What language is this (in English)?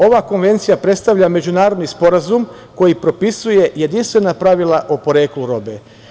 Serbian